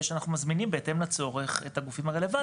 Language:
Hebrew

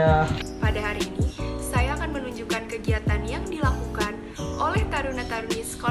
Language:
Indonesian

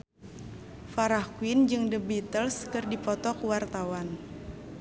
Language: Sundanese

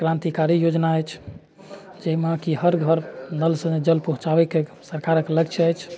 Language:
Maithili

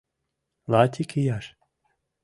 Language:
Mari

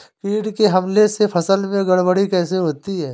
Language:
Hindi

